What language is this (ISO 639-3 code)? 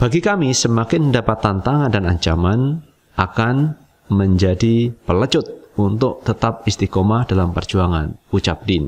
ind